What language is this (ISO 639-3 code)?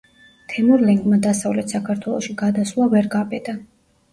kat